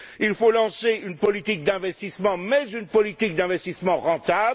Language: French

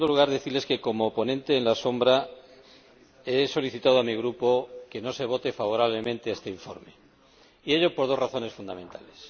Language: Spanish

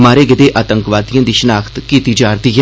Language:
Dogri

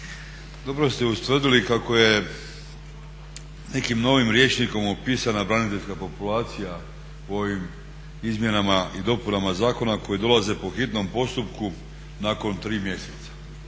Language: Croatian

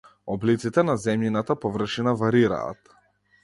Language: Macedonian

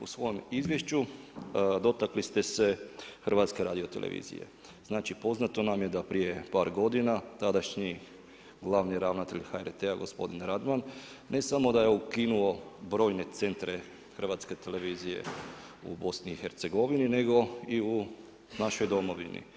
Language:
Croatian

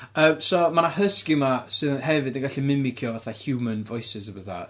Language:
Welsh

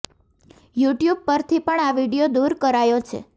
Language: Gujarati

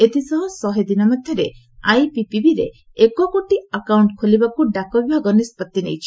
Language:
Odia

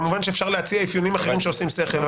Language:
Hebrew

